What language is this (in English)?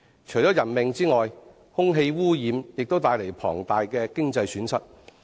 Cantonese